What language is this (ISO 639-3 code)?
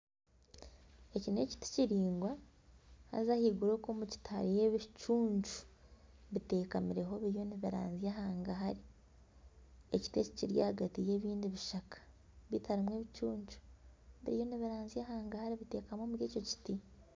nyn